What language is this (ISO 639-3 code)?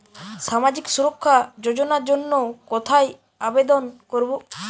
ben